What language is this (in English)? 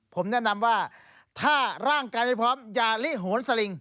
Thai